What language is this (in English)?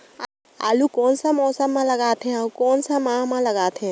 Chhattisgarhi